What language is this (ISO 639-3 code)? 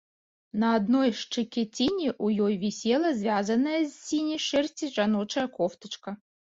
bel